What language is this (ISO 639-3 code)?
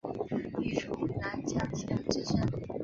zho